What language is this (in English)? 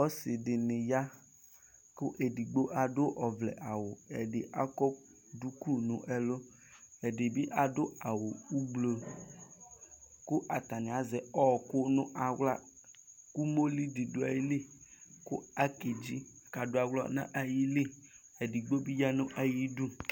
Ikposo